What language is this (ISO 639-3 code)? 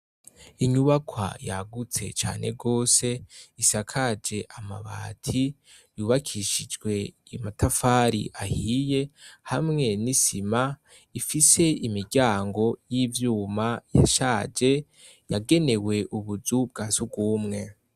run